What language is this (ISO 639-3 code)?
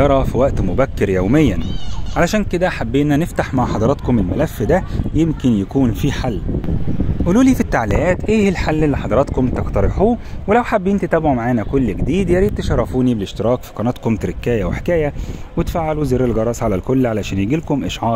ara